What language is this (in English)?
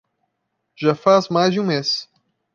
Portuguese